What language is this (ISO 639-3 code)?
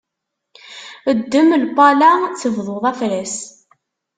kab